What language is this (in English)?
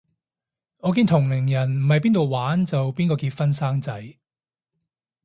Cantonese